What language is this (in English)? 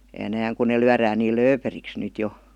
Finnish